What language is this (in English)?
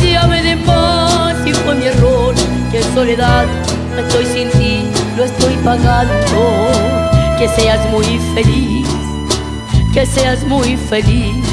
Spanish